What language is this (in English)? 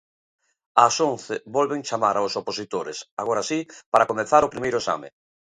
Galician